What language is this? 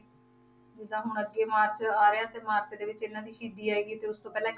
Punjabi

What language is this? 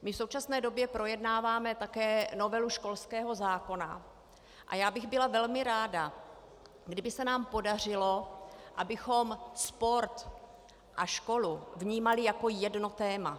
Czech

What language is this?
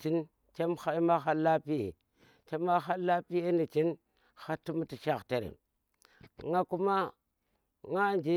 Tera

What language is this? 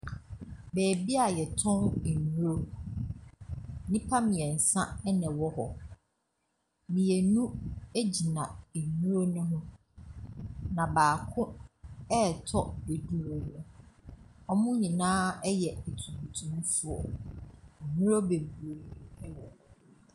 Akan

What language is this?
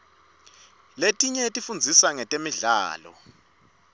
Swati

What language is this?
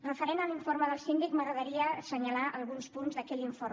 Catalan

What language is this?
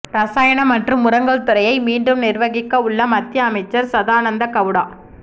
Tamil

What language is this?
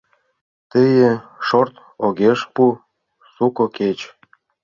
Mari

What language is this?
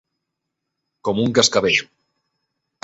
Catalan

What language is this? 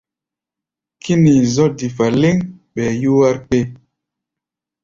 Gbaya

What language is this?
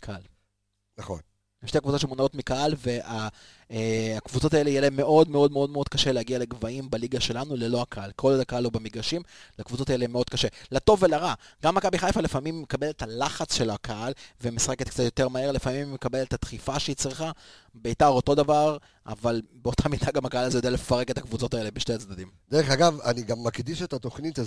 Hebrew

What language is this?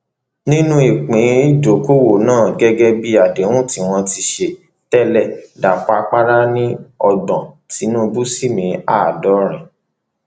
Yoruba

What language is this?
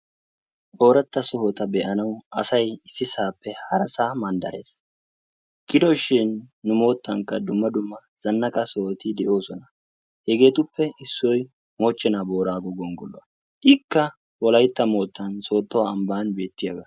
Wolaytta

